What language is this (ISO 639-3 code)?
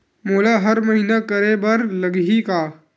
hne